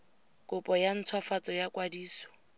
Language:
Tswana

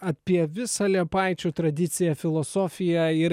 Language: Lithuanian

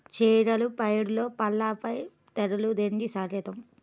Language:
Telugu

